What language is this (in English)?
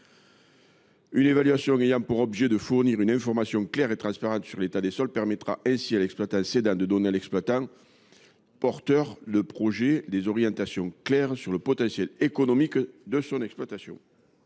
French